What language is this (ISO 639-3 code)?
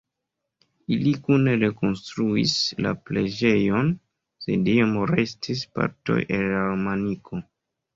epo